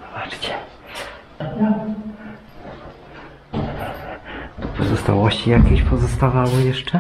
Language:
Polish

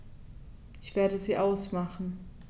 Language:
German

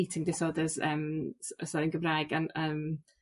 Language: Welsh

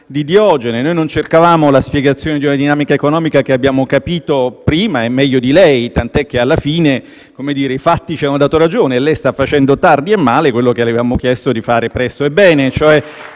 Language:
Italian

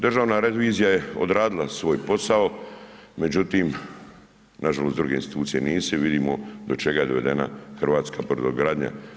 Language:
Croatian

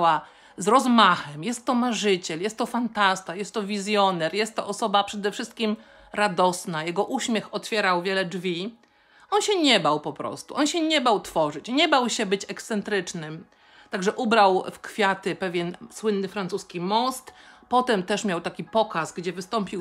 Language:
Polish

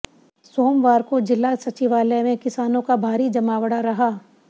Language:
Hindi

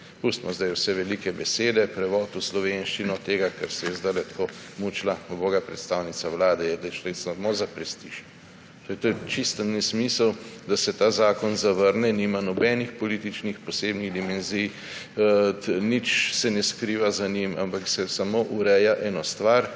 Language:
Slovenian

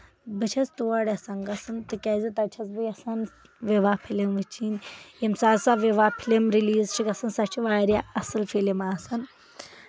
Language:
Kashmiri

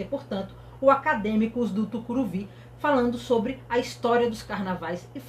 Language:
Portuguese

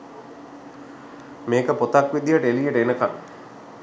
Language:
Sinhala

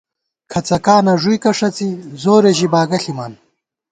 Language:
Gawar-Bati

